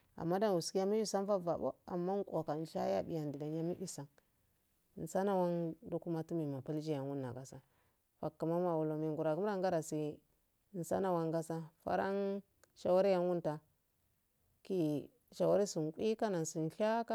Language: Afade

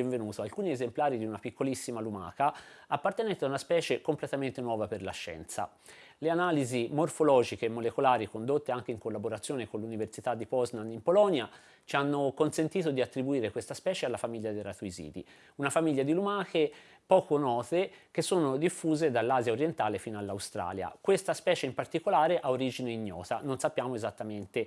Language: Italian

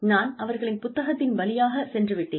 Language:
Tamil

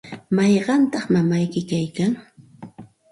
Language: Santa Ana de Tusi Pasco Quechua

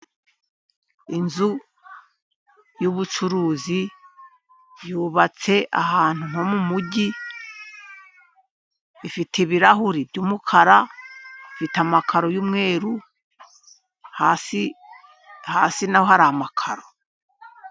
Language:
Kinyarwanda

